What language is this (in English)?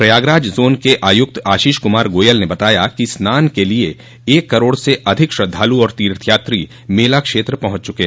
Hindi